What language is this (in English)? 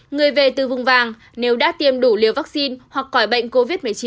Vietnamese